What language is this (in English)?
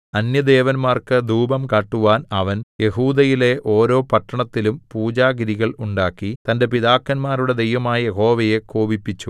Malayalam